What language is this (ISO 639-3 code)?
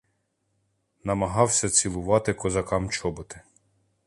ukr